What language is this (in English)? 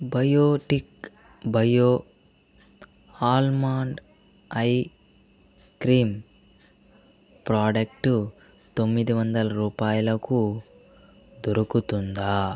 Telugu